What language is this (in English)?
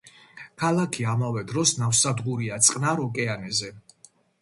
Georgian